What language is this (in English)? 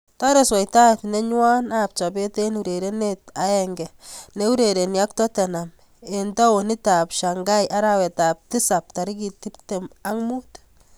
Kalenjin